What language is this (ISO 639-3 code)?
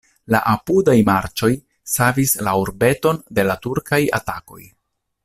epo